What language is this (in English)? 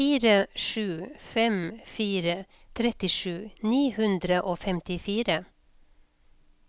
Norwegian